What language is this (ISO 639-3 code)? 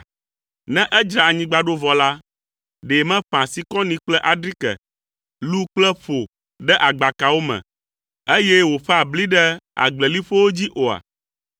ewe